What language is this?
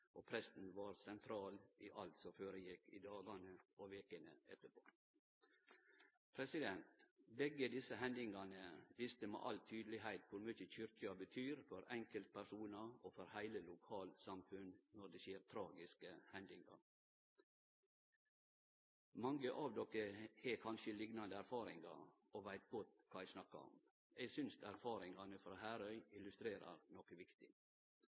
Norwegian Nynorsk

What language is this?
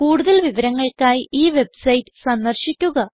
Malayalam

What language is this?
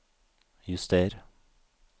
Norwegian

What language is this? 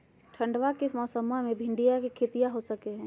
Magahi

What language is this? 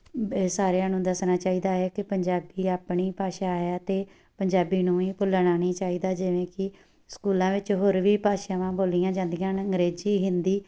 Punjabi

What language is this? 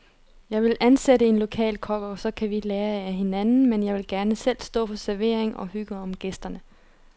Danish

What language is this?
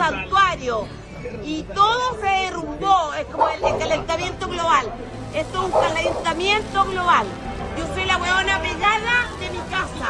Spanish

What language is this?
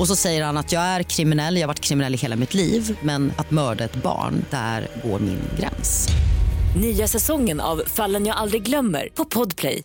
Swedish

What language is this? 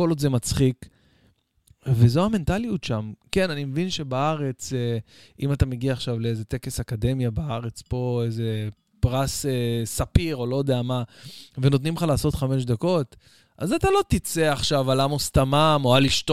Hebrew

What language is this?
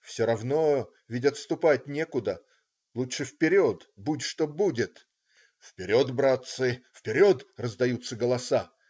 Russian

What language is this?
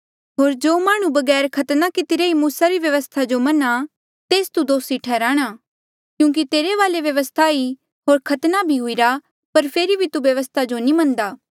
Mandeali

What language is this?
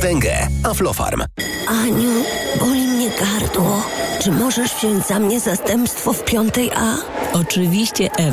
Polish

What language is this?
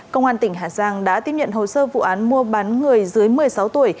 Vietnamese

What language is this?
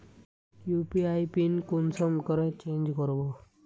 Magahi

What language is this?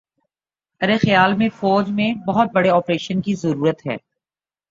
Urdu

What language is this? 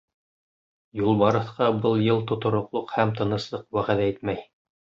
Bashkir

